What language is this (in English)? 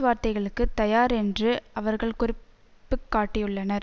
Tamil